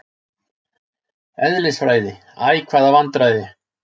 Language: Icelandic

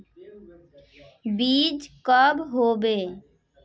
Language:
Magahi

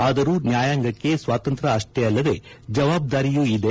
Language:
Kannada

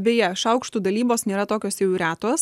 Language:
Lithuanian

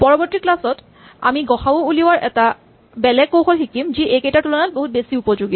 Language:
Assamese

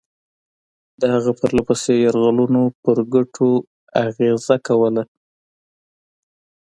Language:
Pashto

